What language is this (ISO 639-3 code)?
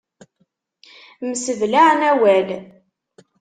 kab